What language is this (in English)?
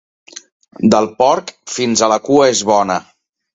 Catalan